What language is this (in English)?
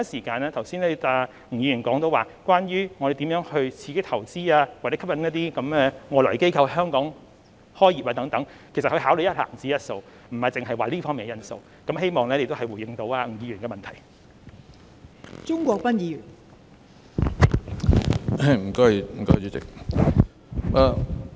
Cantonese